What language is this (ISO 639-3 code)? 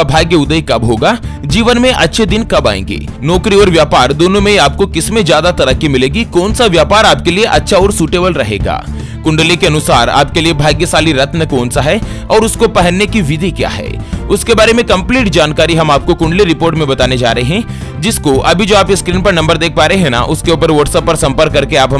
hin